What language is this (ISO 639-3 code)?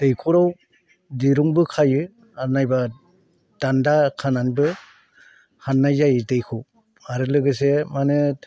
brx